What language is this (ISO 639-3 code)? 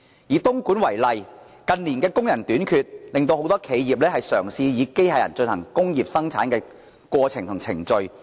yue